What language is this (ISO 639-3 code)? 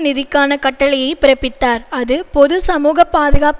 tam